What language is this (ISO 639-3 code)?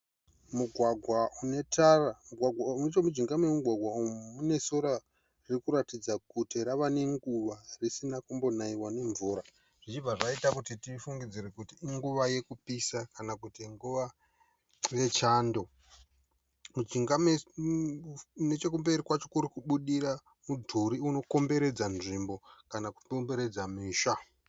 sna